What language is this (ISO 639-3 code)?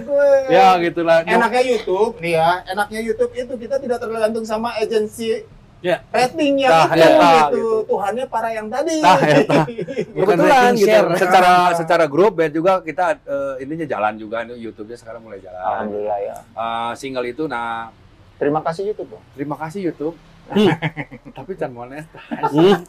ind